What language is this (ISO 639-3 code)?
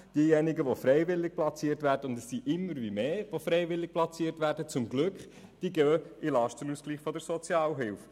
gsw